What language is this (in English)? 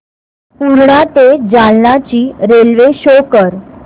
Marathi